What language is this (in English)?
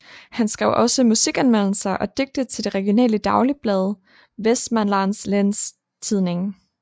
Danish